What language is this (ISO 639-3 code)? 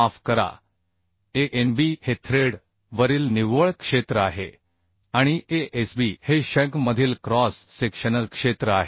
mar